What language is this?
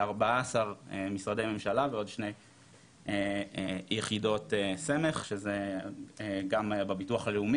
Hebrew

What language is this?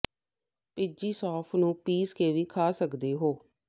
Punjabi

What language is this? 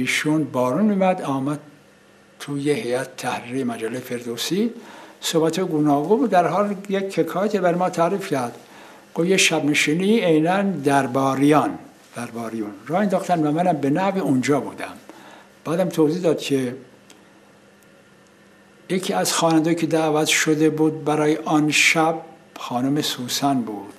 Persian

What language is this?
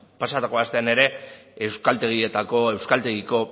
Basque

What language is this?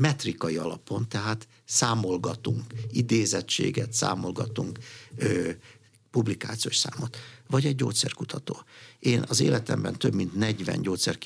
Hungarian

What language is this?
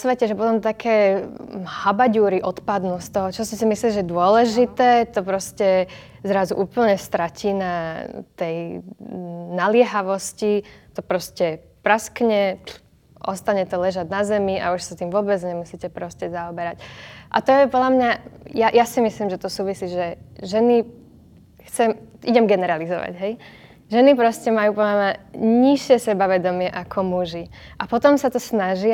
Slovak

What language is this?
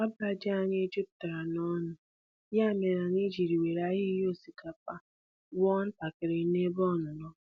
Igbo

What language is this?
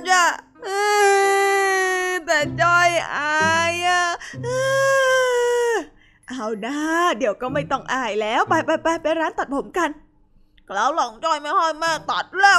Thai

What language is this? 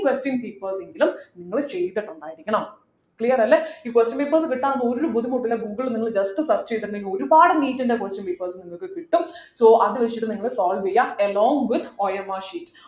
Malayalam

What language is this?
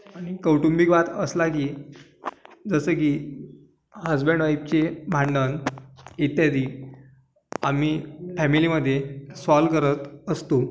Marathi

